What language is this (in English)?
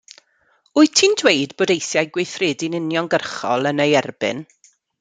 Welsh